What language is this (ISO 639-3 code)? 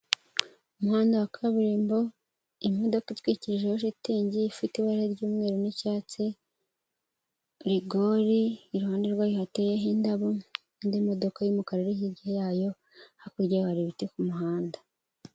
kin